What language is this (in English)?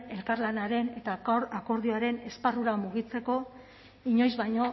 Basque